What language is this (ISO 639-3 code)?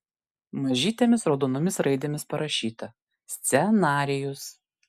lit